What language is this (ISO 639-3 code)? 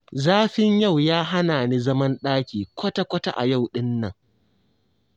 hau